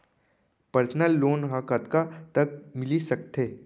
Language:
Chhattisgarhi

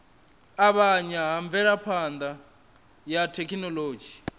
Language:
Venda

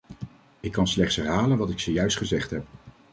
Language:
Dutch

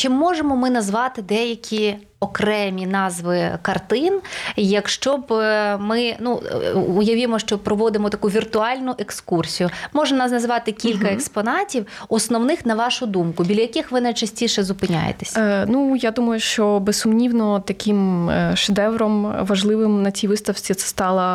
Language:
Ukrainian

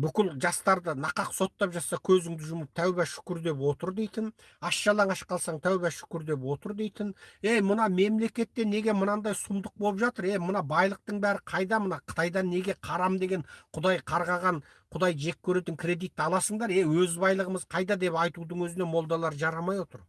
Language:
Turkish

